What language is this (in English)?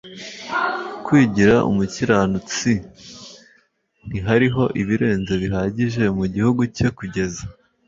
Kinyarwanda